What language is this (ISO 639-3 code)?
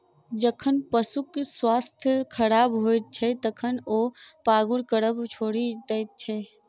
mai